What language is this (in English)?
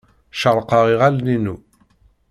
Kabyle